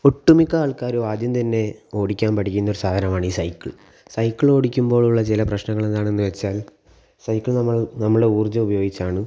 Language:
Malayalam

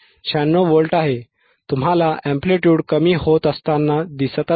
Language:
Marathi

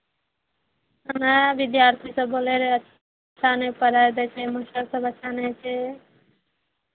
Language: Maithili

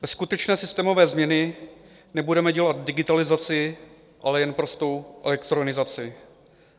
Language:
Czech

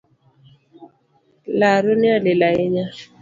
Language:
Luo (Kenya and Tanzania)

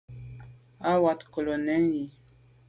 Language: Medumba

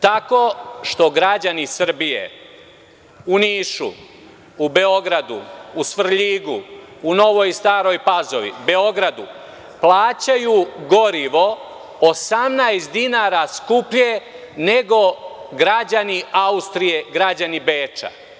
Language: Serbian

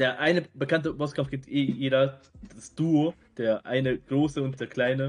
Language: German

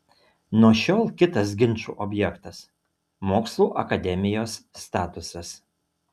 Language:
Lithuanian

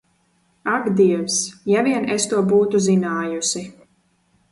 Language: Latvian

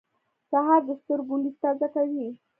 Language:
Pashto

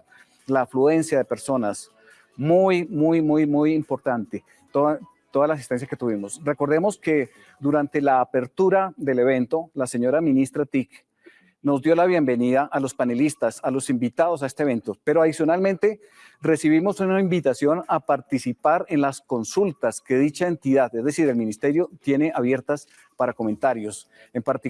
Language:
Spanish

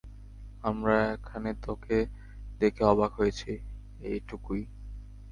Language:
Bangla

